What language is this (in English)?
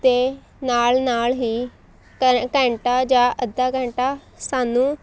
Punjabi